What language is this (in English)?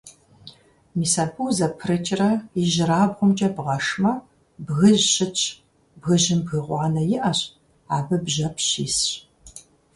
Kabardian